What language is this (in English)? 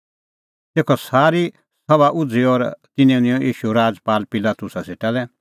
Kullu Pahari